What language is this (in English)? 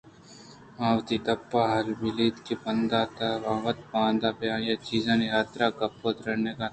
Eastern Balochi